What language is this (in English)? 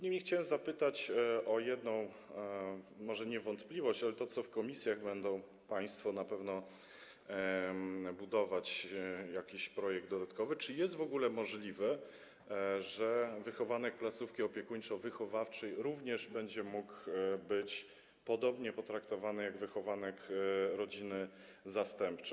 Polish